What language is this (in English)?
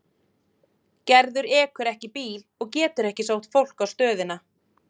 Icelandic